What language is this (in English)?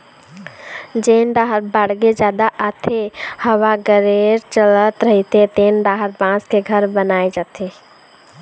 Chhattisgarhi